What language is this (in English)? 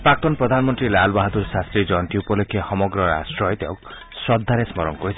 Assamese